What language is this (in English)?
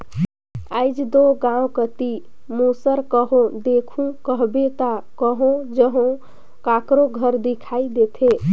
Chhattisgarhi